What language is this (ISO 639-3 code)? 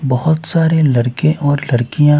hin